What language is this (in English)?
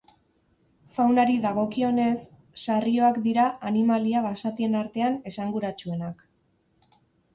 Basque